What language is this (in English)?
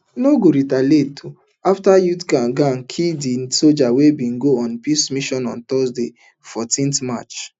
Nigerian Pidgin